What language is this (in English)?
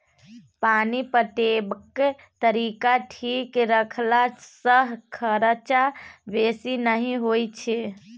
Maithili